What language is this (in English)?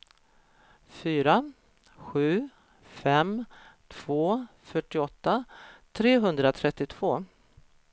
Swedish